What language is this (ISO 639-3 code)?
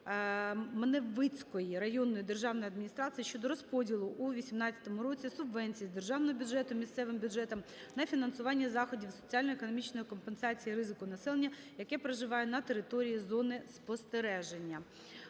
ukr